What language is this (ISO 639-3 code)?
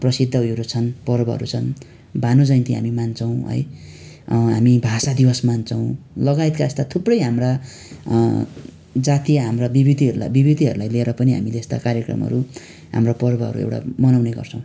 nep